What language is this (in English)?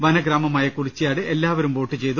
Malayalam